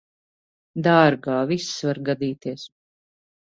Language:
Latvian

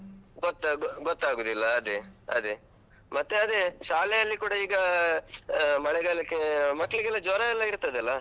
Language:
Kannada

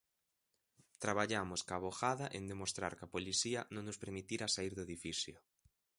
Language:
Galician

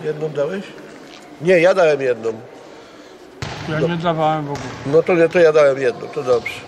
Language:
Polish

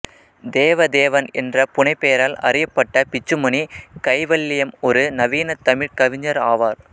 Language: Tamil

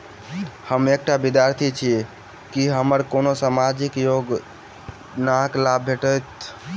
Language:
Maithili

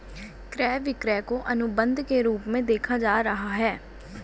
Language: Hindi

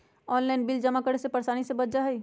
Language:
Magahi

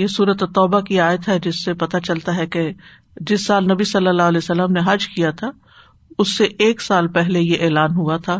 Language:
Urdu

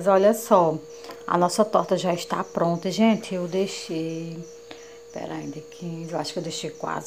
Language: Portuguese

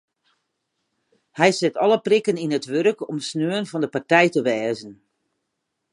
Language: Western Frisian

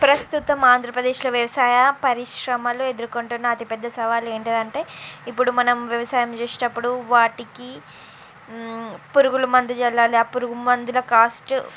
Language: Telugu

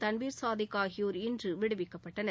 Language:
Tamil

